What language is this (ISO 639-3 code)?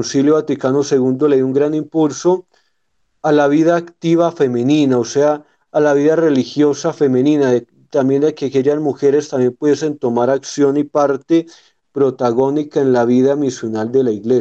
spa